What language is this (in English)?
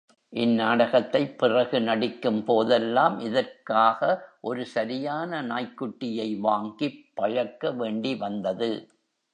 Tamil